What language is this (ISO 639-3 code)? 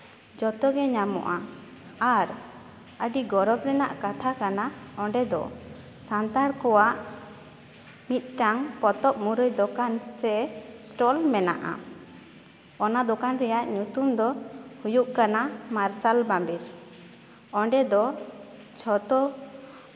sat